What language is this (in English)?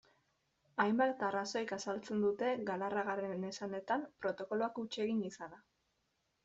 Basque